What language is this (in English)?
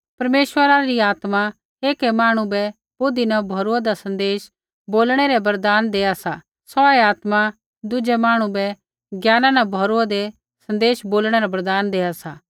Kullu Pahari